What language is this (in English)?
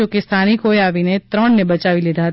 Gujarati